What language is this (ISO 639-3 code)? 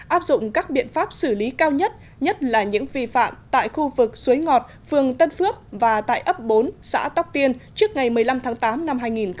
vie